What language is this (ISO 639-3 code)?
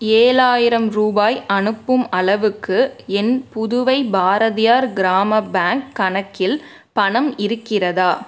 tam